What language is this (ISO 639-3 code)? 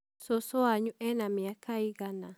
kik